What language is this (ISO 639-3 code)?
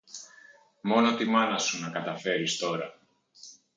ell